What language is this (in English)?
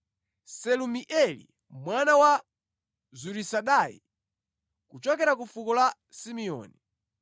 Nyanja